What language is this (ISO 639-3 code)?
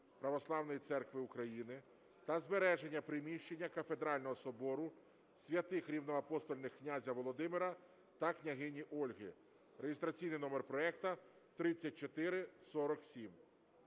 ukr